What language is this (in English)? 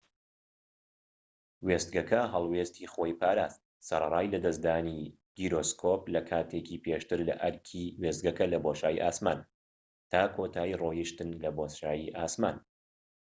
Central Kurdish